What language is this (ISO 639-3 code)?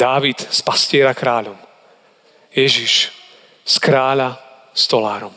slk